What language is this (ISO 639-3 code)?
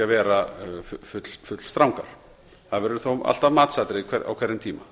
isl